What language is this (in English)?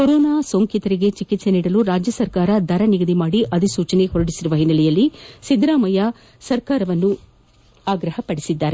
Kannada